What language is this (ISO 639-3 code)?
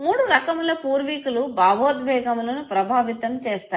tel